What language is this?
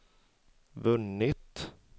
Swedish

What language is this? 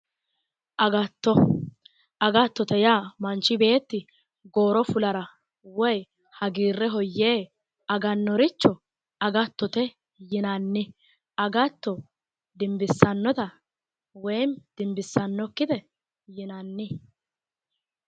Sidamo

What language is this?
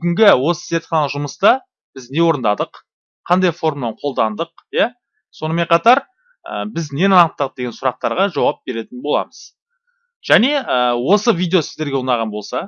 Turkish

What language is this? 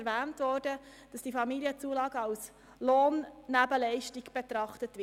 Swiss German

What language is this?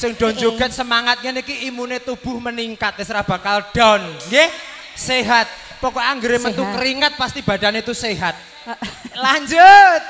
Indonesian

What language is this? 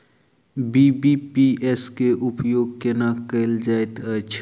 Maithili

